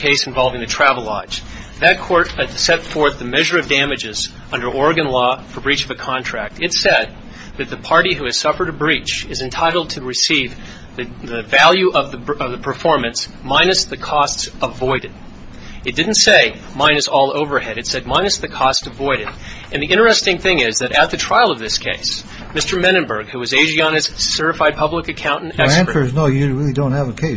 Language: English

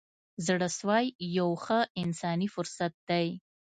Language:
Pashto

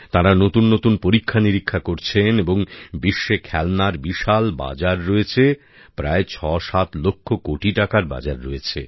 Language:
Bangla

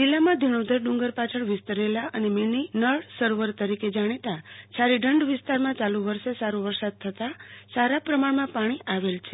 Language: Gujarati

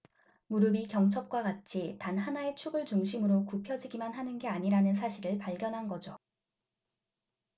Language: Korean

